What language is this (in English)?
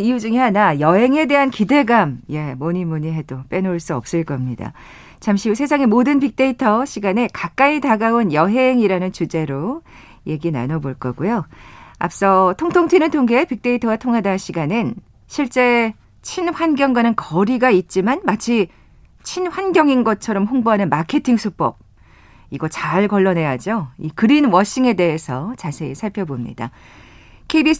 Korean